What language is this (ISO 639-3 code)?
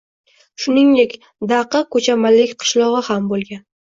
uzb